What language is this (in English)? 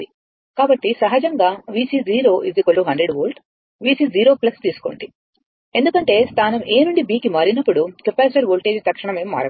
Telugu